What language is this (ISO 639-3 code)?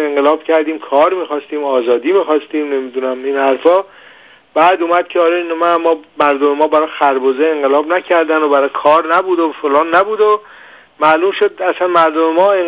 fas